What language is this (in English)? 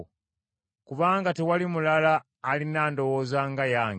Ganda